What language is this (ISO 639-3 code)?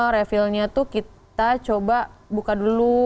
ind